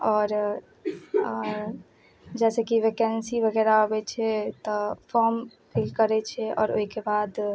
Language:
Maithili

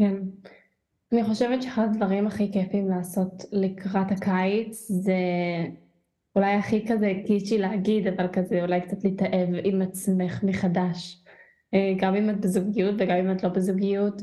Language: Hebrew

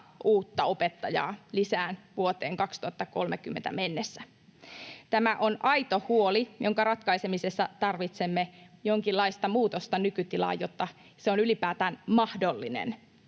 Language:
Finnish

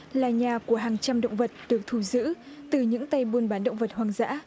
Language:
Vietnamese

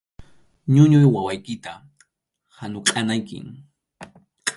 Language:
Arequipa-La Unión Quechua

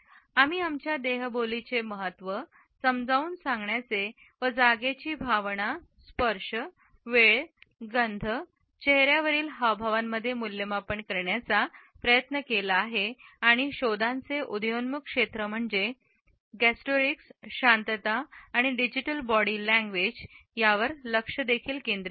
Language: Marathi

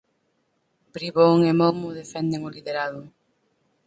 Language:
Galician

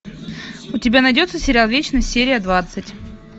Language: Russian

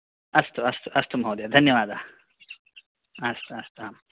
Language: Sanskrit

